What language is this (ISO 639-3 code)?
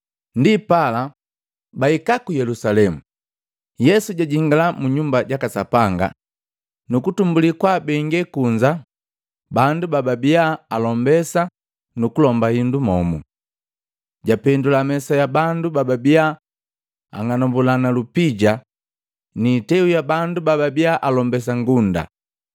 mgv